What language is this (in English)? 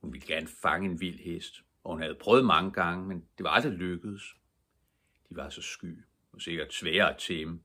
Danish